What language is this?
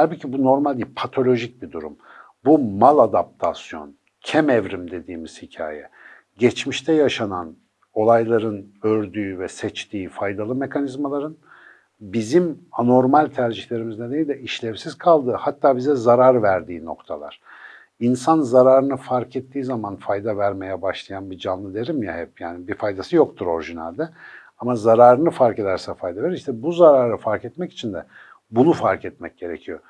Turkish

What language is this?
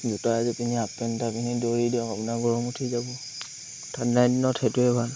Assamese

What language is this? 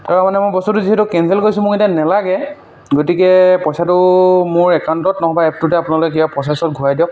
Assamese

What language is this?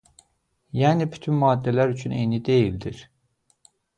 Azerbaijani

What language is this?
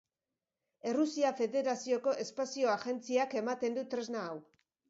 Basque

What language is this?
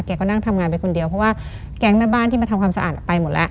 Thai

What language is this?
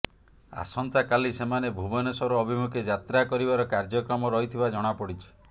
Odia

